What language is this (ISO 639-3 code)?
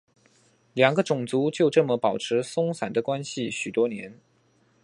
zho